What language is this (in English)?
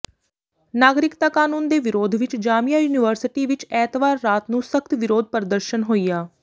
Punjabi